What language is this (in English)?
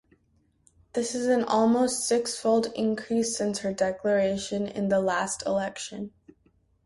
English